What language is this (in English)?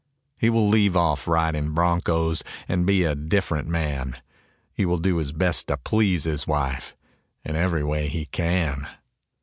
English